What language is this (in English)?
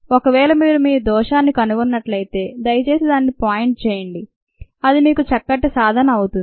Telugu